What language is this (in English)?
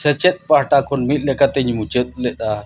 Santali